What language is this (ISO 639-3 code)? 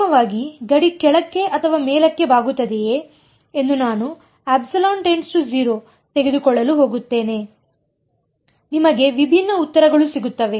kan